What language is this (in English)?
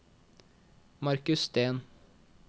Norwegian